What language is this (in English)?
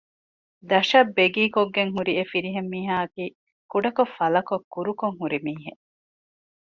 Divehi